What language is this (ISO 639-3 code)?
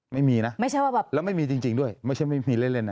tha